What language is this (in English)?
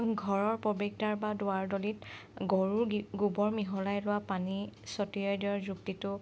Assamese